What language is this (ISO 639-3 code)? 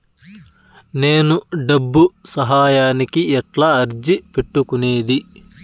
tel